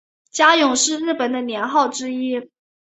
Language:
Chinese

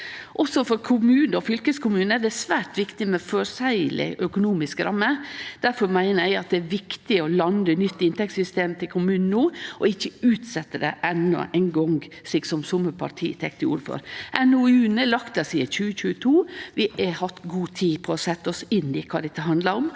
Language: Norwegian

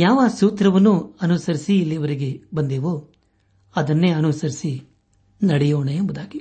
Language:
Kannada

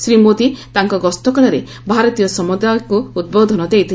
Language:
Odia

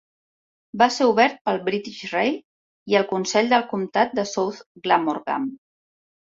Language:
Catalan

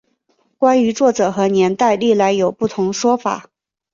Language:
Chinese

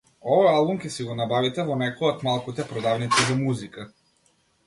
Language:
Macedonian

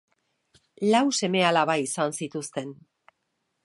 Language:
Basque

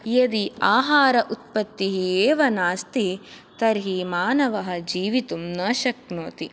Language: Sanskrit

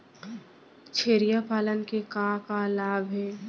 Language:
Chhattisgarhi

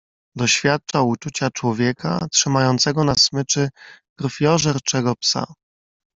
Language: Polish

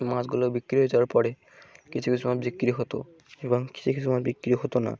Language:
Bangla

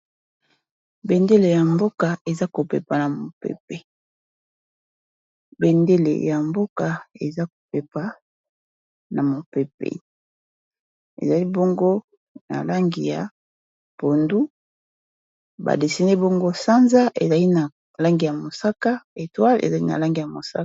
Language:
Lingala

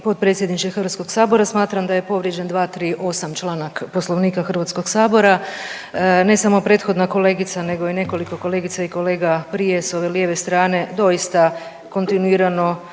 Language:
Croatian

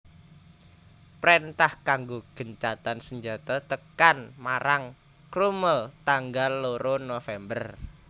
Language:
Javanese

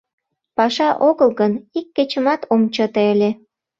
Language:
Mari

